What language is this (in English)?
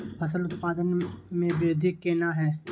Maithili